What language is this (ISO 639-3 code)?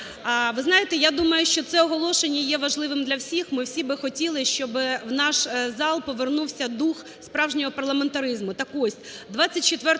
ukr